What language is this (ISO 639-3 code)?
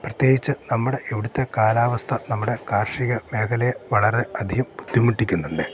mal